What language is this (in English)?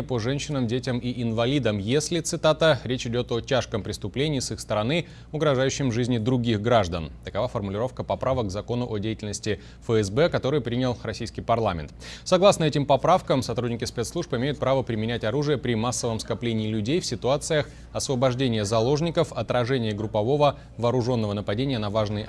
Russian